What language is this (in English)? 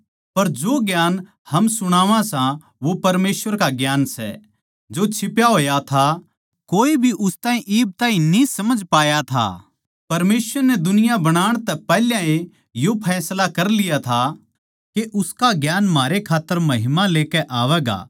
Haryanvi